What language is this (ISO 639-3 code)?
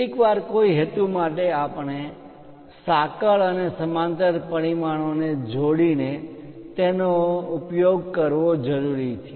guj